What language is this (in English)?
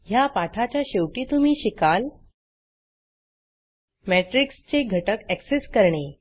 Marathi